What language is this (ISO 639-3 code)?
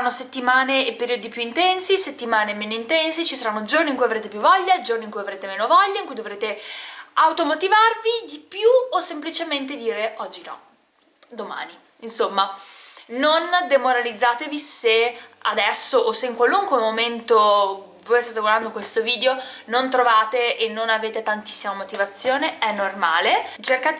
ita